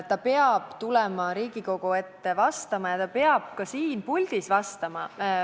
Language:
Estonian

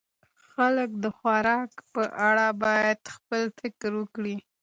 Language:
Pashto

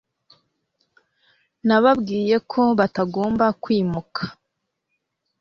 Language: Kinyarwanda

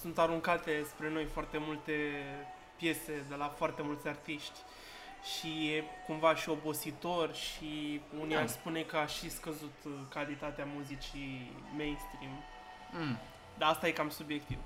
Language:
Romanian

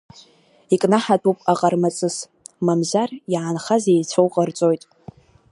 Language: Abkhazian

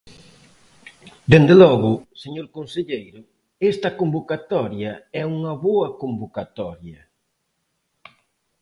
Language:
Galician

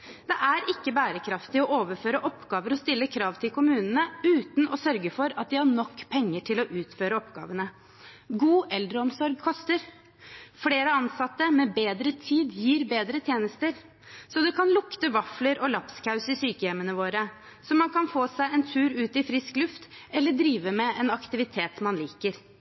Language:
Norwegian Bokmål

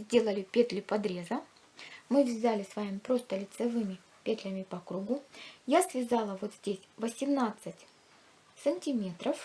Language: Russian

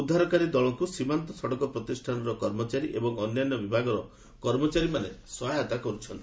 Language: Odia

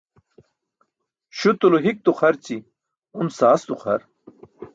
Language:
Burushaski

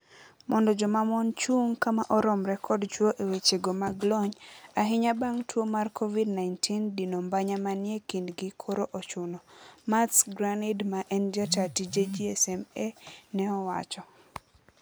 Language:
Luo (Kenya and Tanzania)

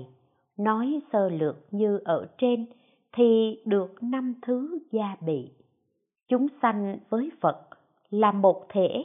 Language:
Vietnamese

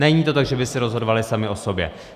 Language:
Czech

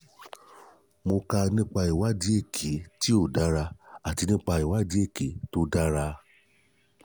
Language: Yoruba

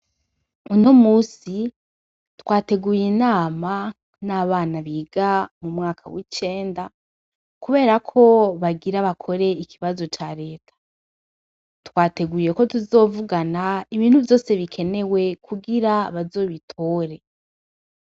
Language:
Rundi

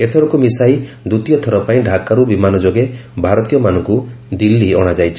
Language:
Odia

